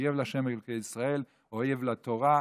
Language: Hebrew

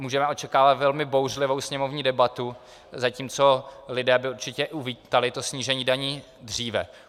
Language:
Czech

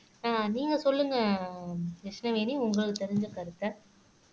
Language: Tamil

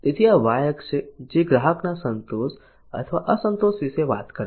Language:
Gujarati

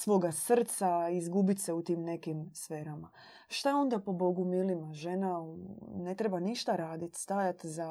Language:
Croatian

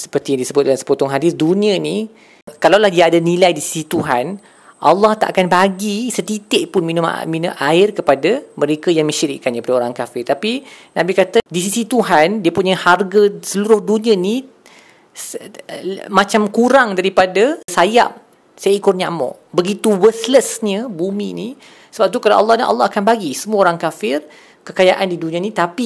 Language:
Malay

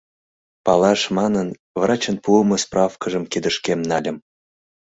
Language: Mari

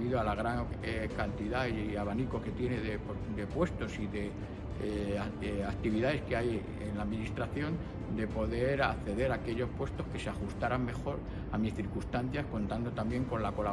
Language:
Spanish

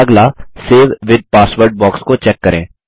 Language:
Hindi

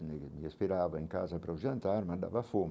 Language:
Portuguese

